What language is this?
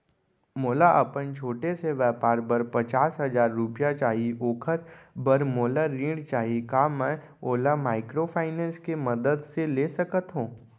Chhattisgarhi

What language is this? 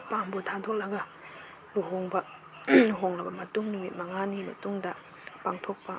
Manipuri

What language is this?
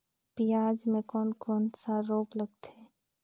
Chhattisgarhi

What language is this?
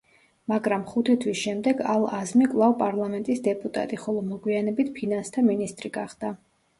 Georgian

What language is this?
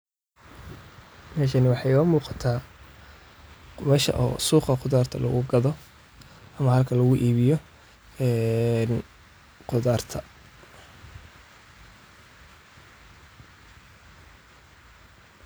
Somali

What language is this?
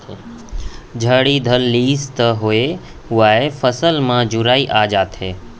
Chhattisgarhi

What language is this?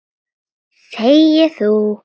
Icelandic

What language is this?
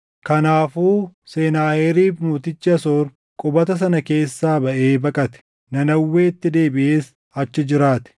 Oromo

